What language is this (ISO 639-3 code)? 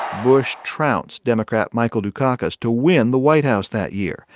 eng